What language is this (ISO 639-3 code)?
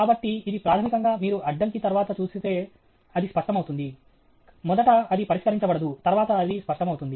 tel